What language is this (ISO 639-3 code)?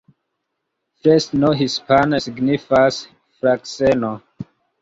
epo